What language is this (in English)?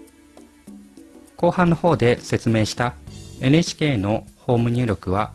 Japanese